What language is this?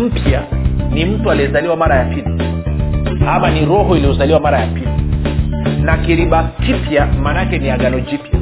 Swahili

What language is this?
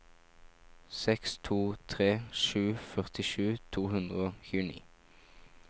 Norwegian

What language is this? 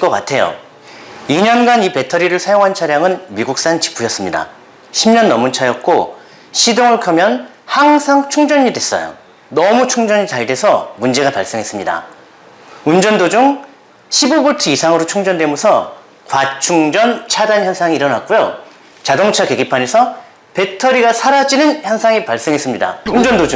Korean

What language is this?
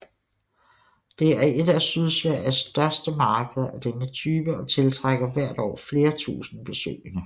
Danish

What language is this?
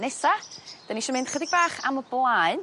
Welsh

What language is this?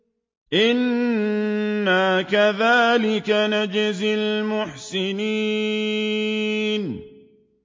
Arabic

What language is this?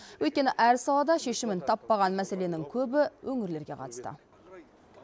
Kazakh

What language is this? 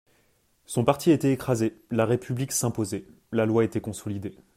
French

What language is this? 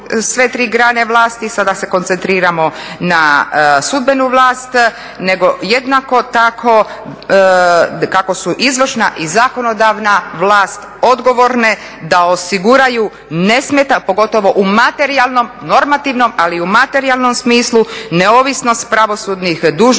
Croatian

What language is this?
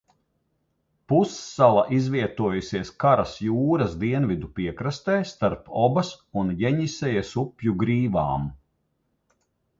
Latvian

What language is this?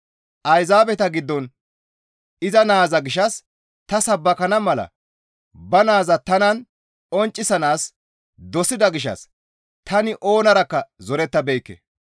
Gamo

